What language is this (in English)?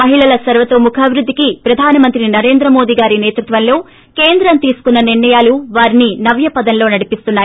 Telugu